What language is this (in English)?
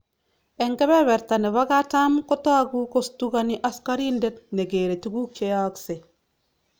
Kalenjin